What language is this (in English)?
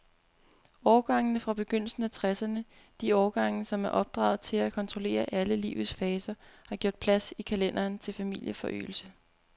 Danish